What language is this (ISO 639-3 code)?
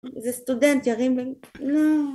heb